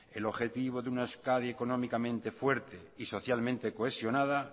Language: Spanish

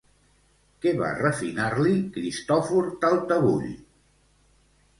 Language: Catalan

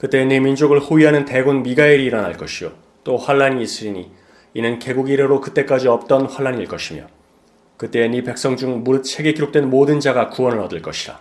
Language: Korean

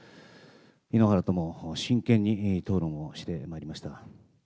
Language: Japanese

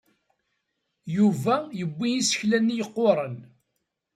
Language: Kabyle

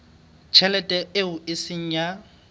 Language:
Southern Sotho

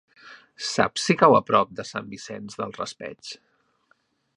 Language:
Catalan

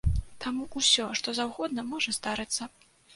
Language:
Belarusian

